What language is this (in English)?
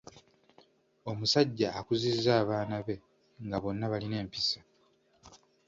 Ganda